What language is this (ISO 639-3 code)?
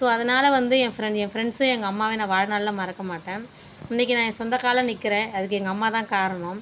tam